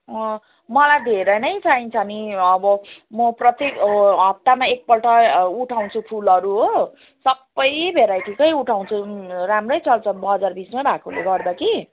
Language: Nepali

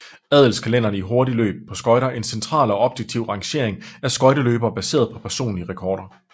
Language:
Danish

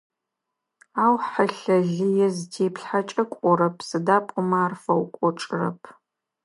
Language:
Adyghe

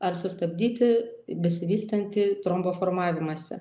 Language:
Lithuanian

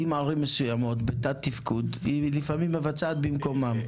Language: Hebrew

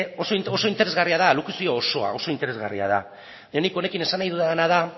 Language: Basque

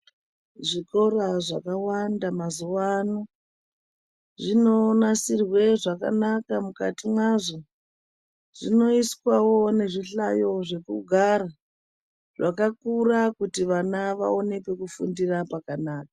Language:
Ndau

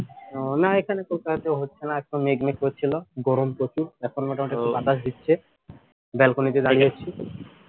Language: Bangla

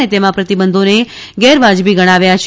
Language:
Gujarati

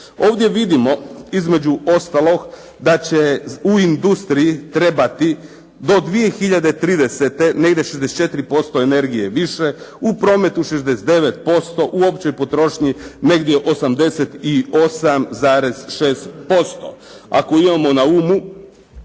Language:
Croatian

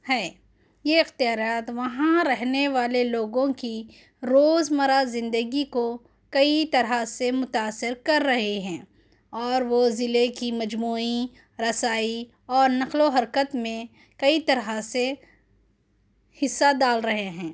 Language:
Urdu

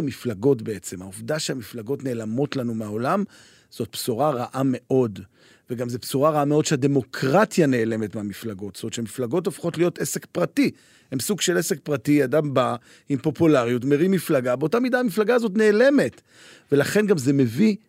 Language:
Hebrew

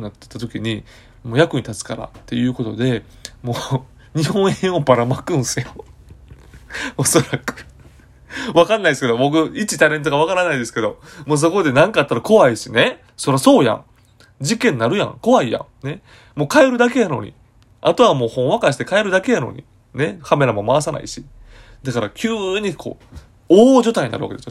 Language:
Japanese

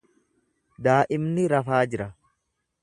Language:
Oromo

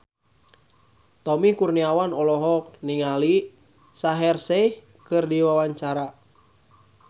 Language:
Sundanese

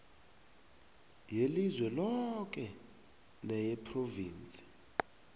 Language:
South Ndebele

